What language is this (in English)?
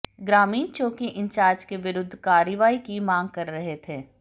Hindi